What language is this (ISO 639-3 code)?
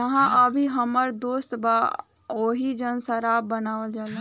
bho